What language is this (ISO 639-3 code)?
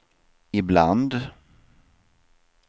swe